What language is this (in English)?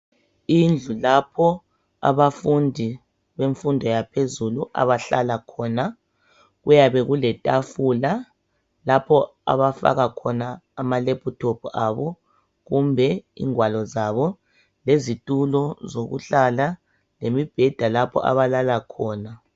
North Ndebele